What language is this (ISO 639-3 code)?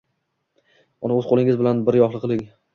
uzb